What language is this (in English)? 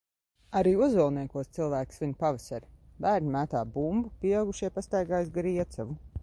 Latvian